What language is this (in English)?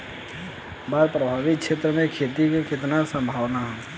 Bhojpuri